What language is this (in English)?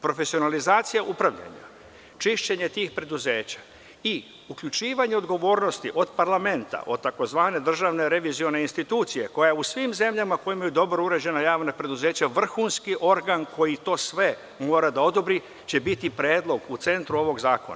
Serbian